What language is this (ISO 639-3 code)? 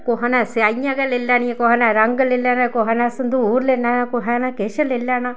doi